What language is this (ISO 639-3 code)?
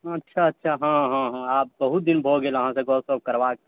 mai